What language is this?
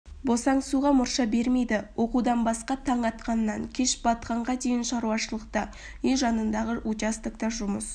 Kazakh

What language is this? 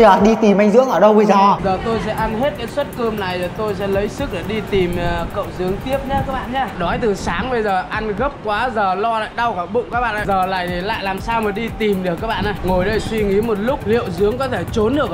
Vietnamese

